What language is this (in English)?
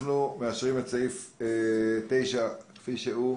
Hebrew